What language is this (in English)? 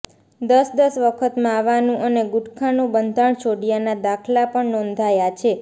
Gujarati